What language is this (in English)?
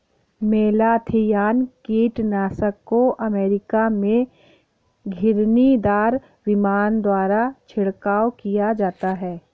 Hindi